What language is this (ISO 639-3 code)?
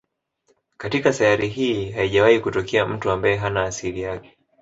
swa